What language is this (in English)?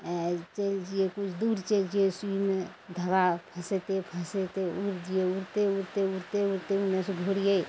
Maithili